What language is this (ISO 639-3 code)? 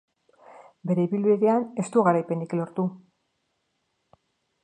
eus